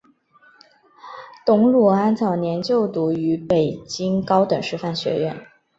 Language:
Chinese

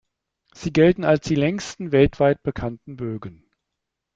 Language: German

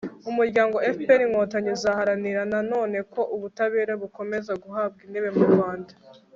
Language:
Kinyarwanda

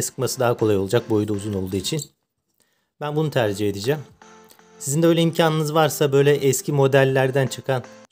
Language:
Turkish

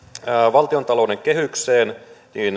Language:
Finnish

